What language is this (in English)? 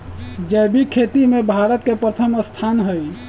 Magahi